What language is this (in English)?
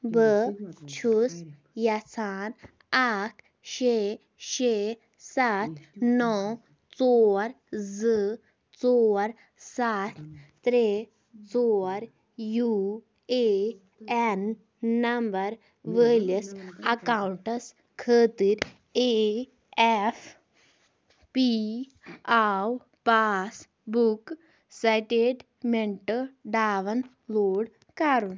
Kashmiri